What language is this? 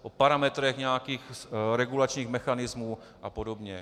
Czech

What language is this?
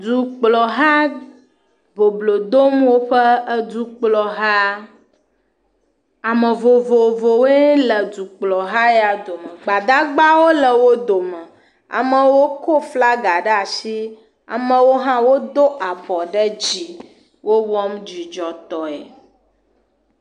Ewe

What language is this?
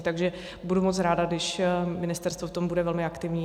Czech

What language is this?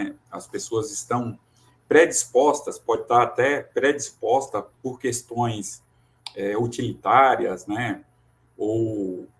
Portuguese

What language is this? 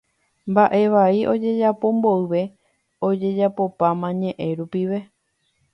Guarani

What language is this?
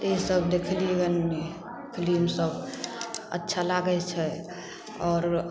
Maithili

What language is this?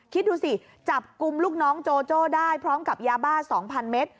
Thai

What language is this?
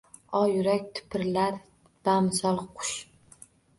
Uzbek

